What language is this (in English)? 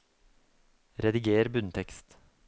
Norwegian